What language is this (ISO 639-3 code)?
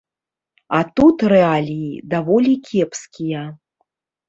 bel